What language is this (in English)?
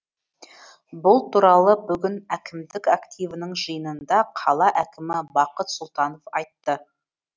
Kazakh